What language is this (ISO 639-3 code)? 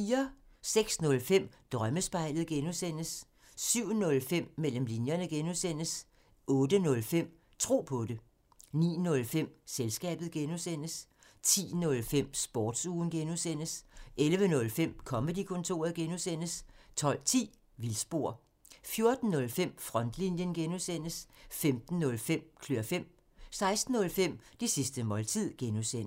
dan